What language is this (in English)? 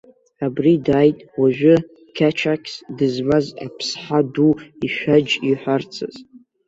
Abkhazian